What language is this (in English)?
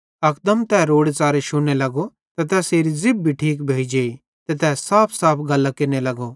Bhadrawahi